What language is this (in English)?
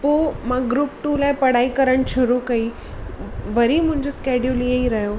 Sindhi